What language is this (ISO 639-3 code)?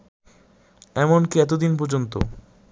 ben